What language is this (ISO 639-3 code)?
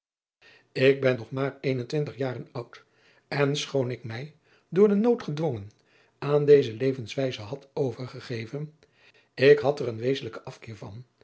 nld